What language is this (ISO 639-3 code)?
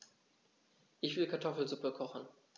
deu